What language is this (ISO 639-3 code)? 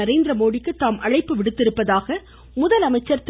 tam